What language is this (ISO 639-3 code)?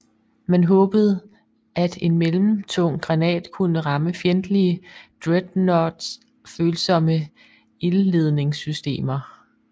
dan